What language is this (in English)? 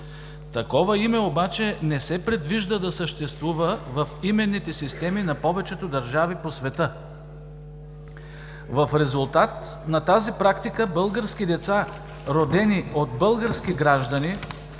Bulgarian